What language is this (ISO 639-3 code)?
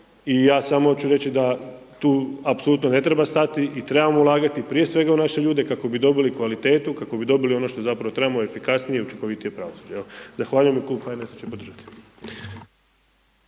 hrv